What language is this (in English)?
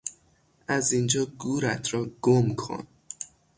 Persian